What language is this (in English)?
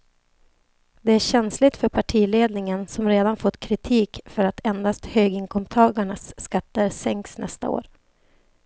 Swedish